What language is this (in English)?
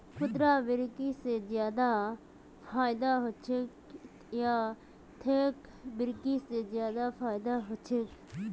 Magahi